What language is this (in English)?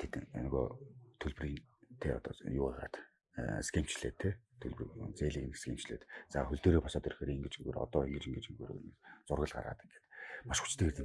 Korean